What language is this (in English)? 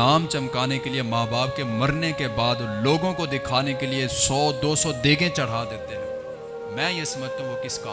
Urdu